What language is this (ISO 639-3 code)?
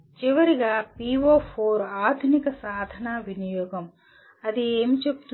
tel